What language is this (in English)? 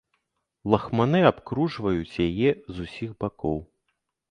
Belarusian